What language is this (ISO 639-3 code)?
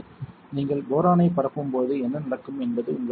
tam